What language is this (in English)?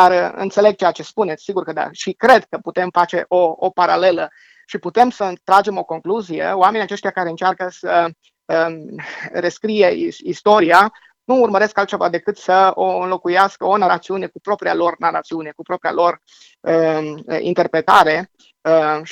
Romanian